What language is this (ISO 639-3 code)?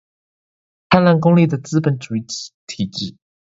zho